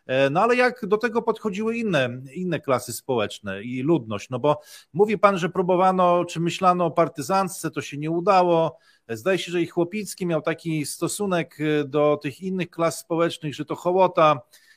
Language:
Polish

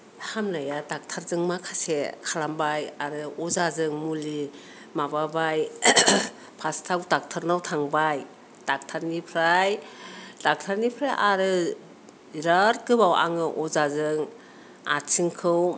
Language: Bodo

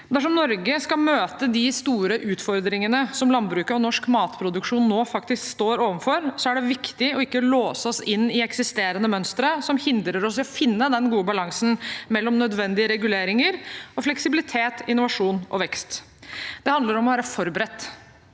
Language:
Norwegian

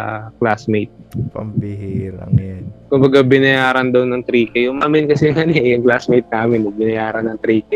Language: Filipino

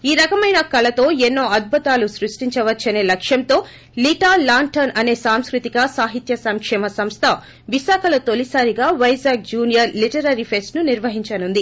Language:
Telugu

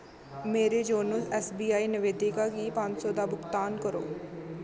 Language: Dogri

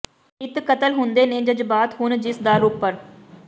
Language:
Punjabi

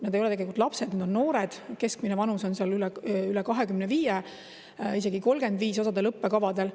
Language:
Estonian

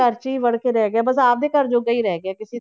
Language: Punjabi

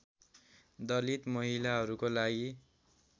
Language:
Nepali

